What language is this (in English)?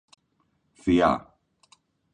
Greek